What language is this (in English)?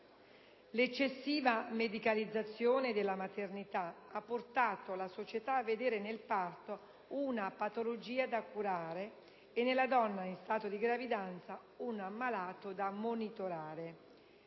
Italian